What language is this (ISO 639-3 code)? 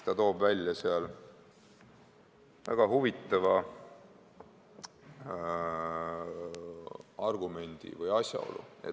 est